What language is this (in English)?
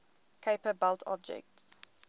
English